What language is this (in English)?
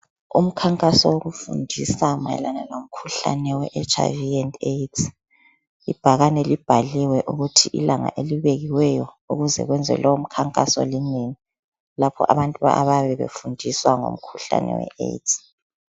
North Ndebele